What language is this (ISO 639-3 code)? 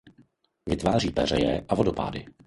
ces